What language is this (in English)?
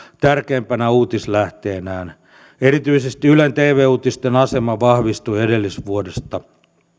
Finnish